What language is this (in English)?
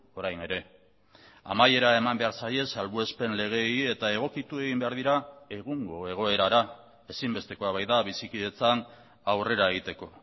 Basque